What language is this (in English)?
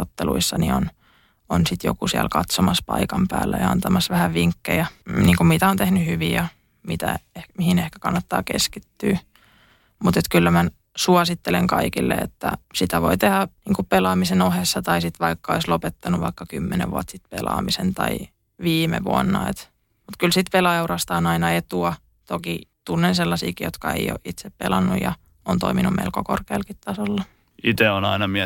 Finnish